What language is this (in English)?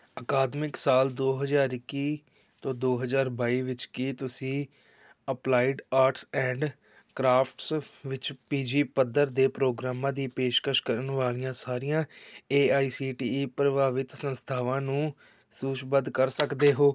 Punjabi